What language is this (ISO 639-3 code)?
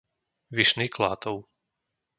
slk